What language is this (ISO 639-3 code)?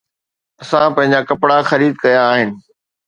snd